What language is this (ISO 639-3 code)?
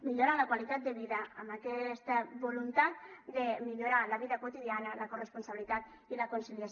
cat